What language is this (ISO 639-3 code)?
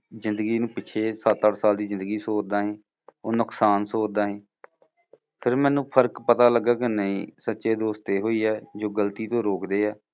pan